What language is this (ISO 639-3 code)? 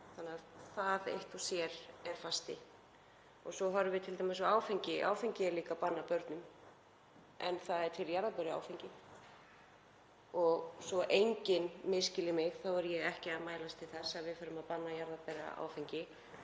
isl